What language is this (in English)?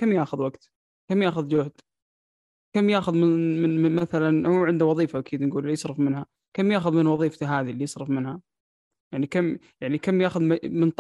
Arabic